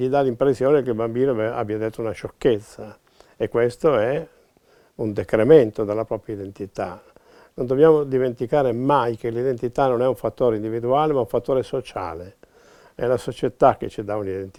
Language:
Italian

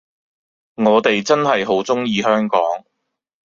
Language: Cantonese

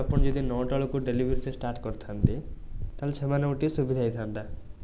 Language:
Odia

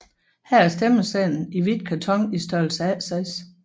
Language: Danish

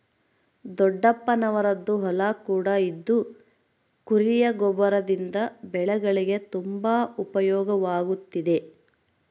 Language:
Kannada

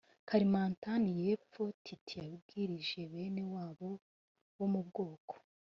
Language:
Kinyarwanda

